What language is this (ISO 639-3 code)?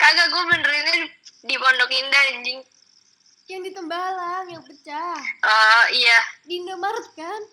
ind